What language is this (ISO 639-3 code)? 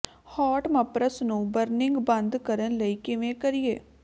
pan